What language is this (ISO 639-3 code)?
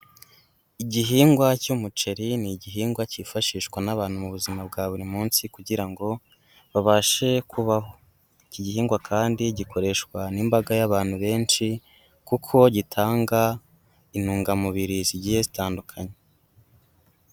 kin